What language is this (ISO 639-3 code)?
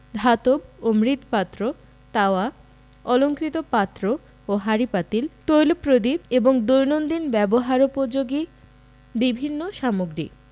ben